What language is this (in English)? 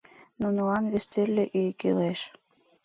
Mari